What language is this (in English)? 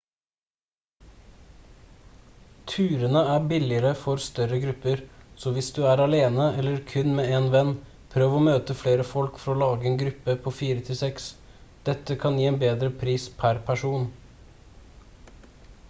Norwegian Bokmål